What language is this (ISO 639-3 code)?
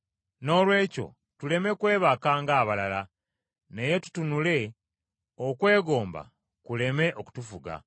lug